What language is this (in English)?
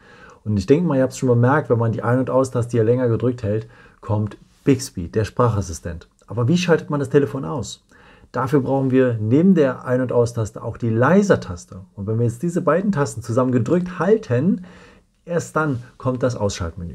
German